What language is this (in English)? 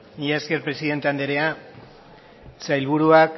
Basque